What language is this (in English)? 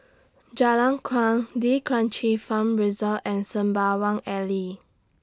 English